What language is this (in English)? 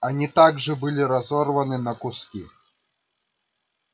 Russian